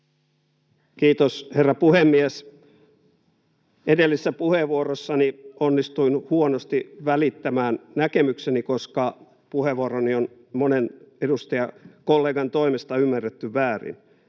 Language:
Finnish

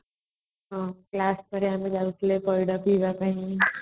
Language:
Odia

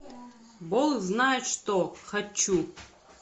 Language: Russian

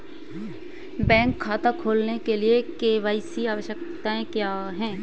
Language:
Hindi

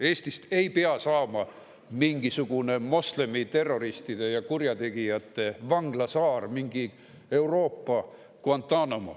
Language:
Estonian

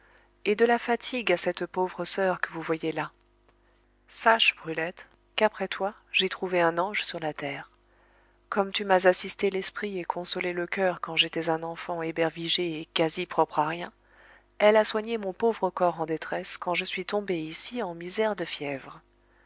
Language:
French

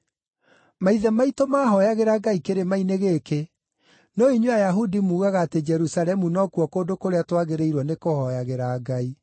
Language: Kikuyu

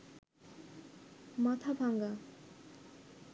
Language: Bangla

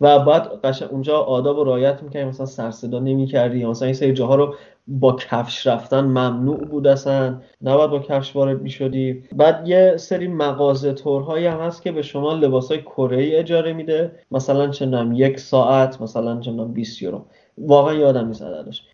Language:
Persian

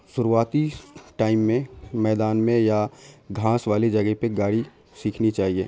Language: Urdu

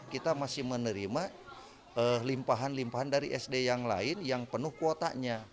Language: Indonesian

